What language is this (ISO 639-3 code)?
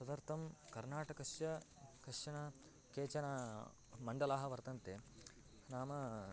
san